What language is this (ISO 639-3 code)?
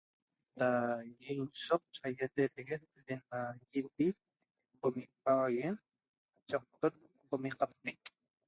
tob